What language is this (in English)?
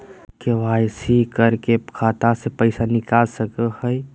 Magahi